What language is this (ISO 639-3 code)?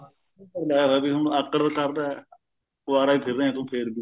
pan